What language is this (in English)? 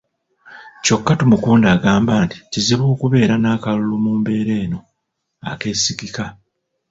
Ganda